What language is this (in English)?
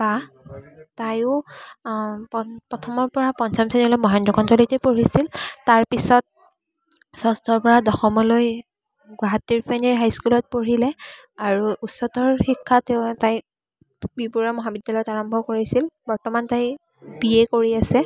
Assamese